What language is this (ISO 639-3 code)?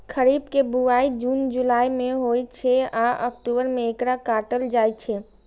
mai